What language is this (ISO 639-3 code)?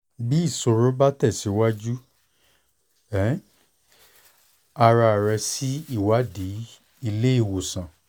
yor